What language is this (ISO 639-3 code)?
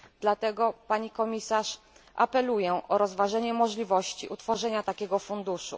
pol